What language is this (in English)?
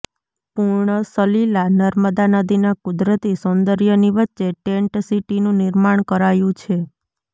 Gujarati